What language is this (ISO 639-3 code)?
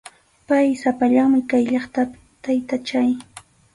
qxu